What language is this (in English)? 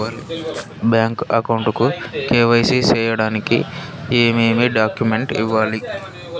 Telugu